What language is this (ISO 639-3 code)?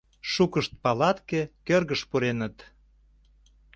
chm